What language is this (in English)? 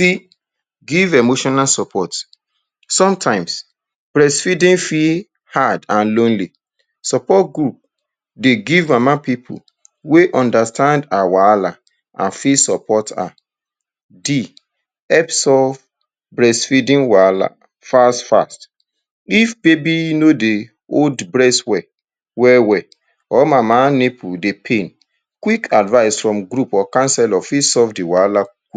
Nigerian Pidgin